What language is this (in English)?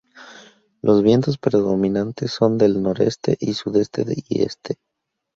Spanish